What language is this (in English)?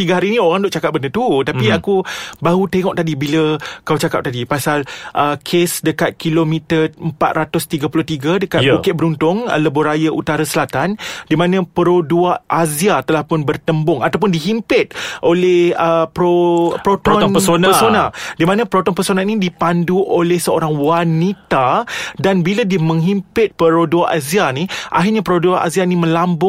Malay